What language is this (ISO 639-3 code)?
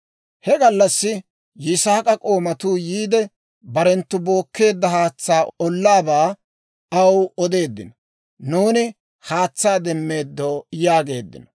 dwr